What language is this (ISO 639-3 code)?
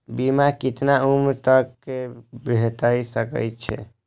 mai